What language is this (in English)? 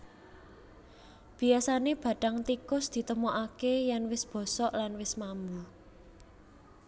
Javanese